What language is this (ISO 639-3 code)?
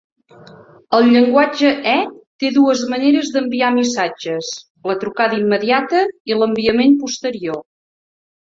cat